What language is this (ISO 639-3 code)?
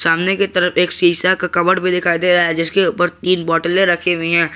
hin